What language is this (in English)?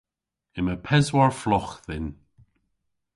Cornish